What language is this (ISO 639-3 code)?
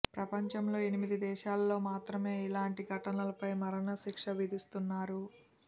tel